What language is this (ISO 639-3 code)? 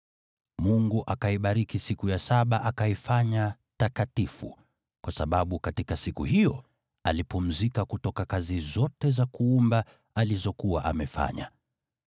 swa